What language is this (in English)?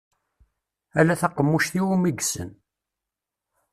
Kabyle